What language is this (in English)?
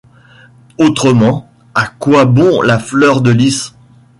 French